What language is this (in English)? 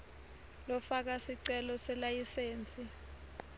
Swati